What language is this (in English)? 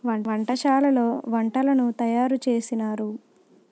Telugu